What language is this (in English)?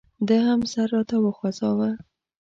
Pashto